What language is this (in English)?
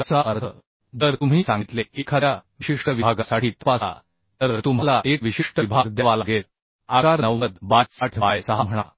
Marathi